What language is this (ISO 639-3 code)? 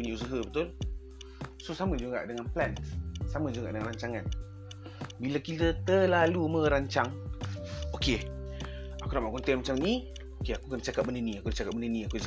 msa